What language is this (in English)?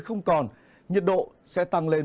Vietnamese